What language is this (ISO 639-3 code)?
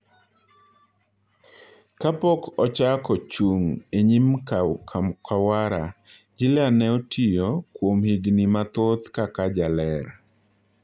luo